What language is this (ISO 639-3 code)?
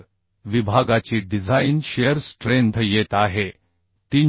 mar